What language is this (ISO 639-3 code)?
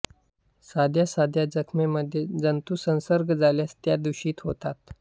mar